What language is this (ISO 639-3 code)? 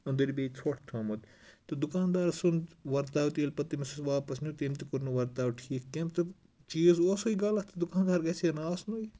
kas